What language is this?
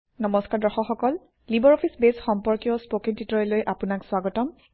Assamese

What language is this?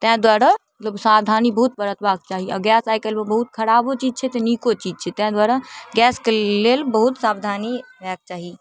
Maithili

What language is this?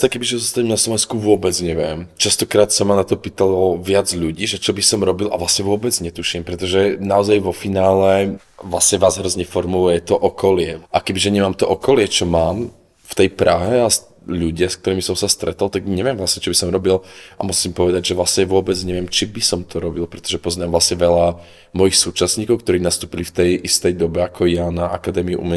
Slovak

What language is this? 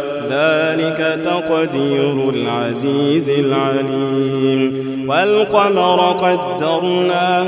Arabic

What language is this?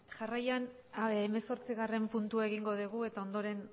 Basque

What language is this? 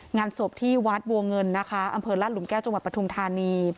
Thai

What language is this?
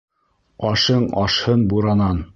Bashkir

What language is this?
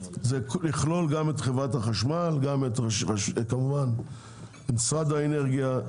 Hebrew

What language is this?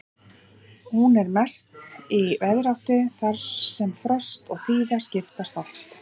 Icelandic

